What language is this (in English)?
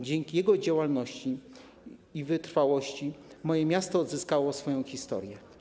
Polish